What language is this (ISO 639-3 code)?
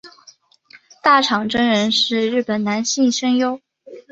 zho